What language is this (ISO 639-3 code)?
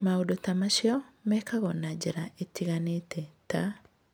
kik